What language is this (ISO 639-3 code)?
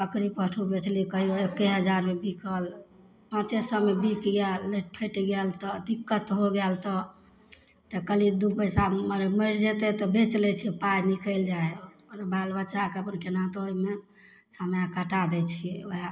mai